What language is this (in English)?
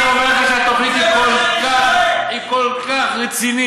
Hebrew